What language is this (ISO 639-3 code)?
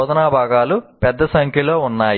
tel